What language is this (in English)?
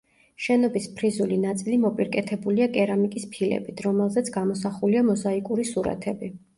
Georgian